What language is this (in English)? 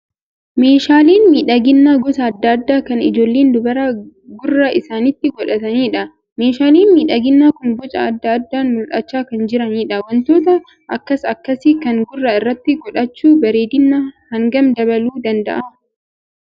Oromo